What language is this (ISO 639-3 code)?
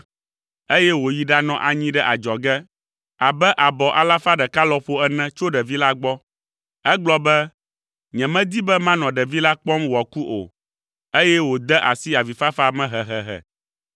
ewe